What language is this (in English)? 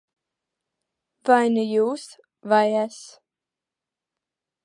Latvian